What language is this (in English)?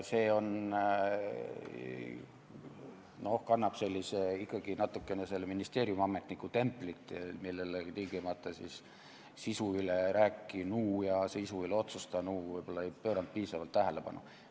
Estonian